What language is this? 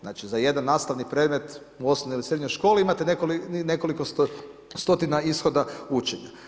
Croatian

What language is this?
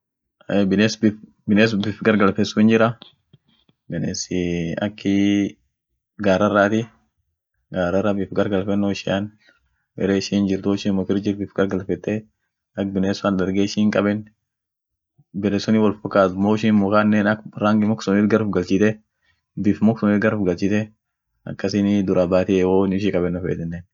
Orma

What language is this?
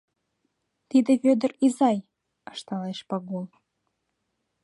Mari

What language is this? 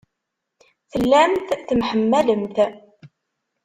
Kabyle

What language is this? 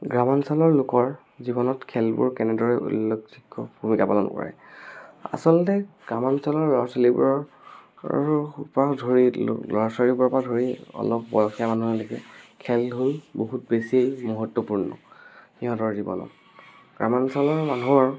Assamese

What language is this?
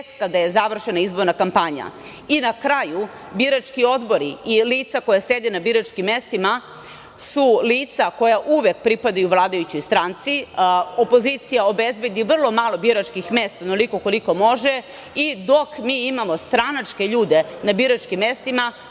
Serbian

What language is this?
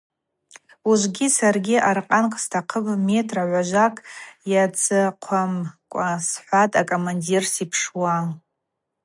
Abaza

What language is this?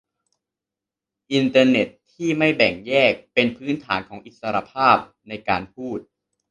Thai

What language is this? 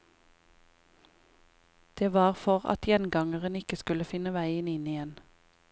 Norwegian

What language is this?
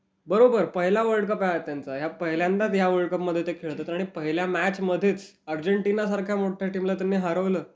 Marathi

